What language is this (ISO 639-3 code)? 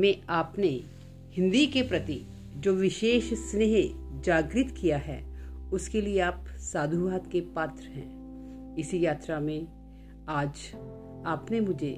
hin